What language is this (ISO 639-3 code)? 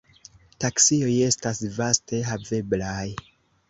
epo